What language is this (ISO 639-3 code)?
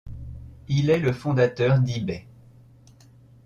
fra